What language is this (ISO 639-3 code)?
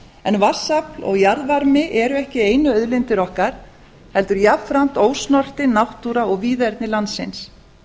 isl